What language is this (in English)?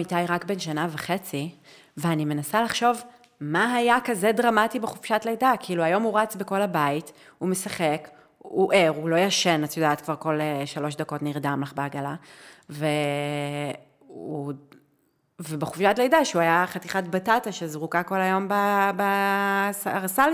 Hebrew